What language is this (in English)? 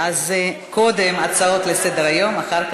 Hebrew